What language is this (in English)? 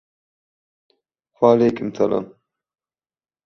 Turkmen